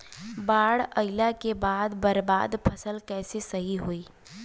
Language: Bhojpuri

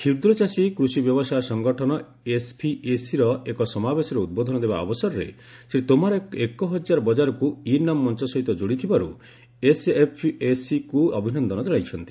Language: Odia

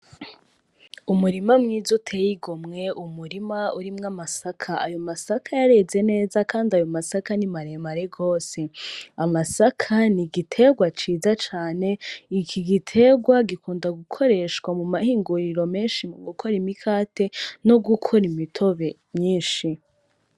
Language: Rundi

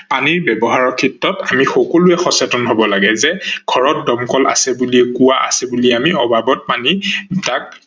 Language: Assamese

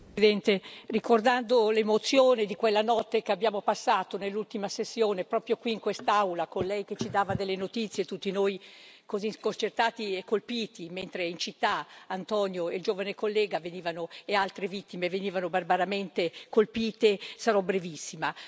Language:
Italian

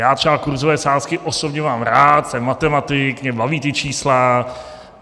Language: Czech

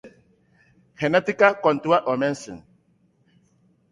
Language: Basque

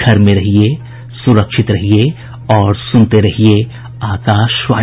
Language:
Hindi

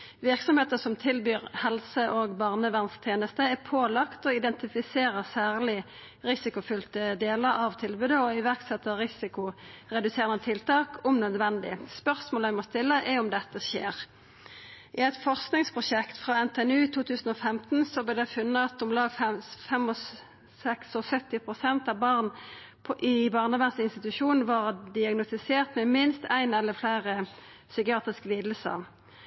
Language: Norwegian Nynorsk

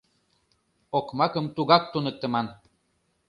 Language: Mari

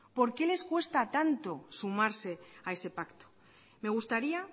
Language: Spanish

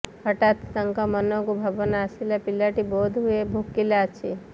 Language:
Odia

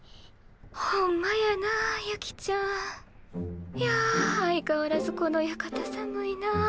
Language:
Japanese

